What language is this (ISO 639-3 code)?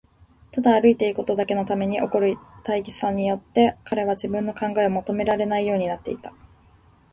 jpn